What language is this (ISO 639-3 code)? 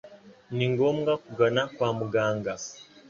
kin